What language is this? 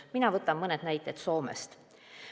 Estonian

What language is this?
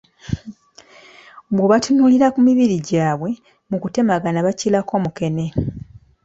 Ganda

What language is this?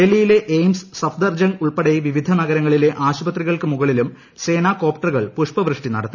Malayalam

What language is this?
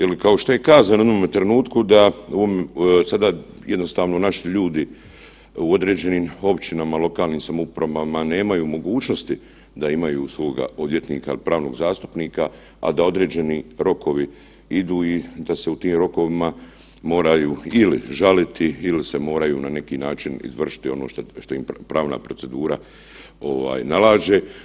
Croatian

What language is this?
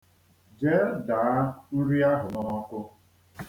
Igbo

